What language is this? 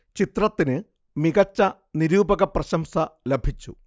Malayalam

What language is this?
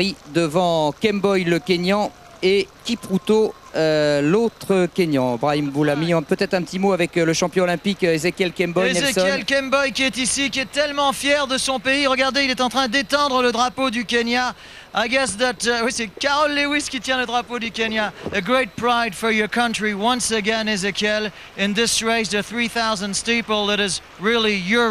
French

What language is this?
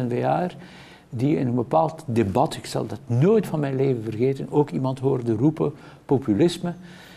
Dutch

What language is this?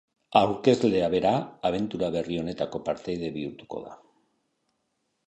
Basque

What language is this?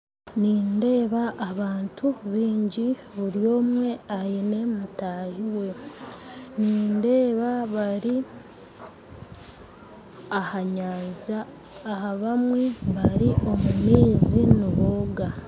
Nyankole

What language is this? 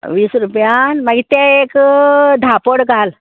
Konkani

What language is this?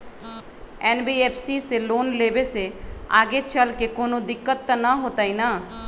Magahi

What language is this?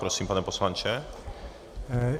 Czech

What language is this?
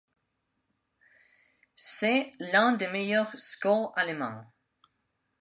French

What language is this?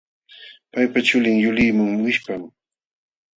Jauja Wanca Quechua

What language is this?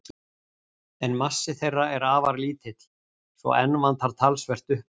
Icelandic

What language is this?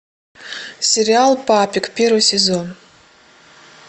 Russian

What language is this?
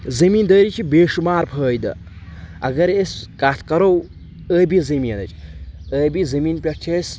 Kashmiri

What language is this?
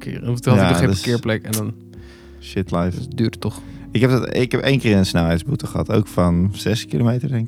Dutch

